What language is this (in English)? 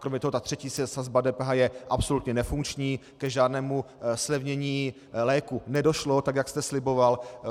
Czech